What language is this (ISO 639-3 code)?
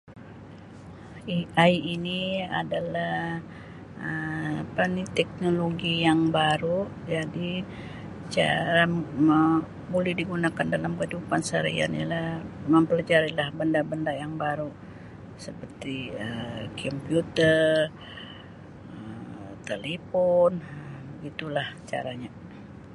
msi